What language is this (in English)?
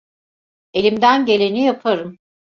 Turkish